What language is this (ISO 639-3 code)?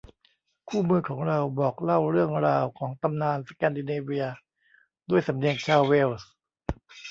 tha